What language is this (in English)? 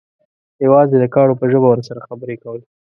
Pashto